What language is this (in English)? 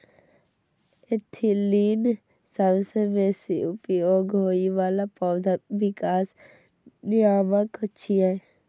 Maithili